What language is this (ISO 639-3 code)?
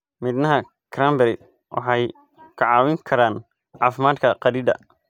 som